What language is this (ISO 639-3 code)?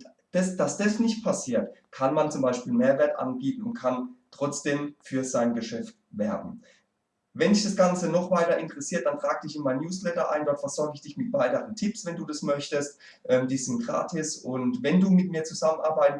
deu